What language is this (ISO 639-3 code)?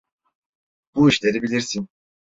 tur